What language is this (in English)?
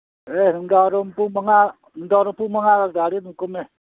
Manipuri